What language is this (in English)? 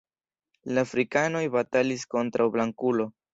Esperanto